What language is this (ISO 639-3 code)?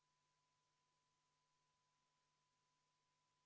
est